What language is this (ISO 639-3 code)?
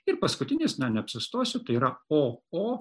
lit